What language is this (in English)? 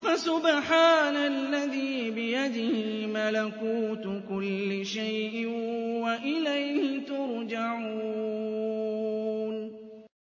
Arabic